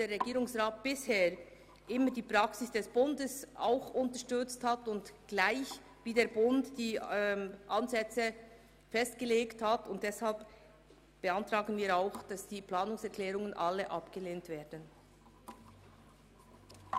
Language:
Swiss German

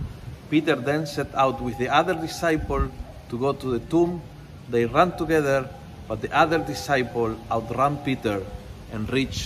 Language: Filipino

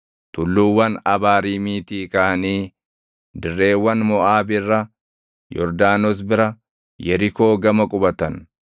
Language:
Oromo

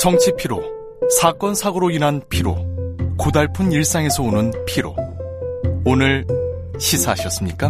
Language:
Korean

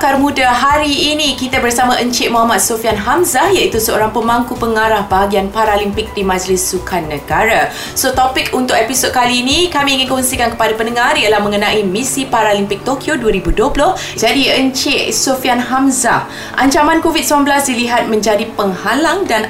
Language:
Malay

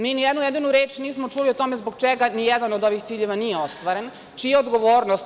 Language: Serbian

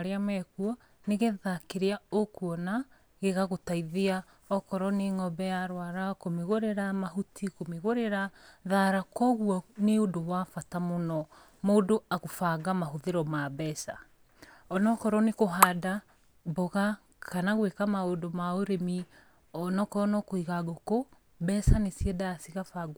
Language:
Kikuyu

